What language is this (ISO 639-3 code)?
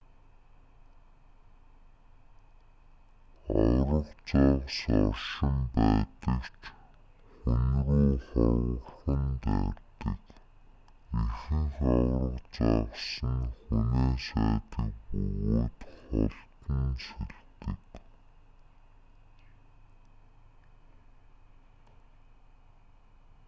mon